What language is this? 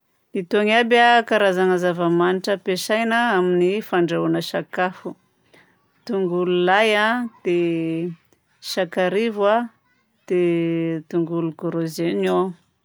Southern Betsimisaraka Malagasy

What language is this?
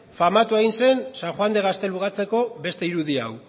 Basque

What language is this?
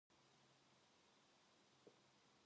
Korean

